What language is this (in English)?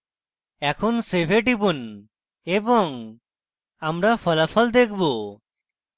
Bangla